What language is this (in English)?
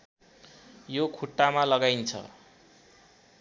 Nepali